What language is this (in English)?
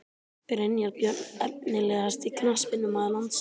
Icelandic